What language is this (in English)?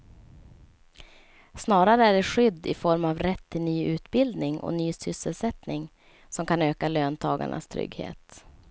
Swedish